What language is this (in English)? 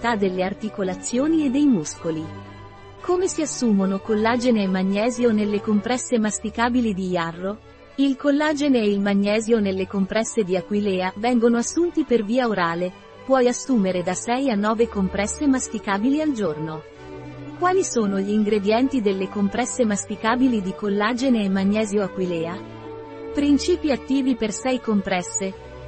Italian